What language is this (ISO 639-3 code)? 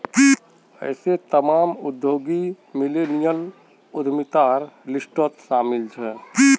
mag